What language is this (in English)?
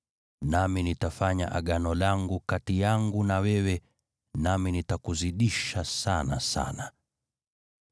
Swahili